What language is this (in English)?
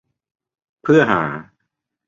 Thai